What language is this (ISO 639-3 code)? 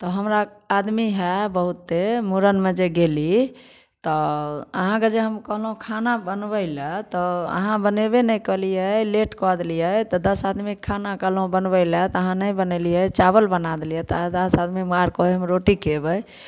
mai